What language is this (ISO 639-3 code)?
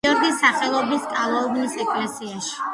kat